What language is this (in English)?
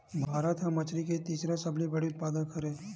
Chhattisgarhi